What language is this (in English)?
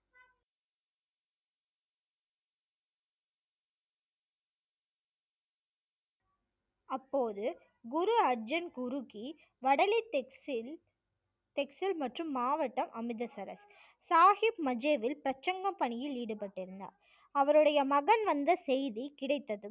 Tamil